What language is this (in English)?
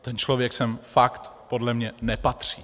Czech